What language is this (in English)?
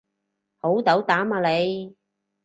Cantonese